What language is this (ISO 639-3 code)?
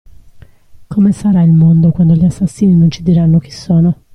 ita